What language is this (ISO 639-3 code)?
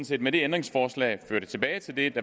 dan